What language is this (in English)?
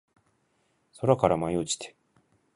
Japanese